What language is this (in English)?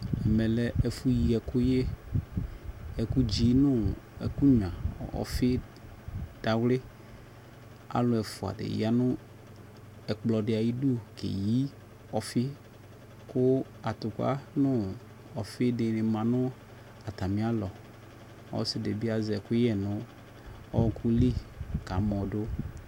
Ikposo